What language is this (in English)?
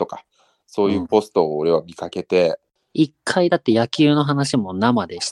Japanese